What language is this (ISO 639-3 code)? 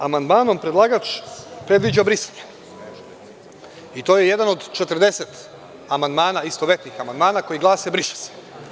srp